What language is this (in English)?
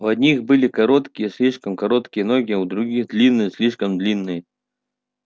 Russian